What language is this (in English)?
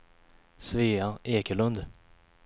Swedish